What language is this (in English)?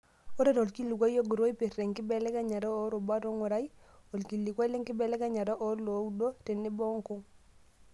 Masai